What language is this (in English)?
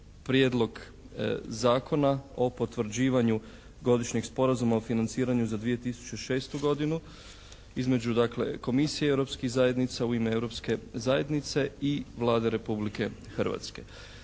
Croatian